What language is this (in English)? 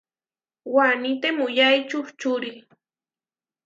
Huarijio